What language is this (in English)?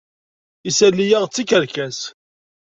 Kabyle